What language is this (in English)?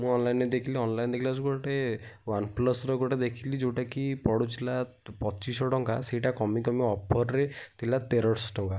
Odia